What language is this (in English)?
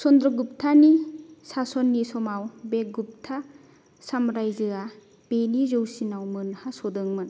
Bodo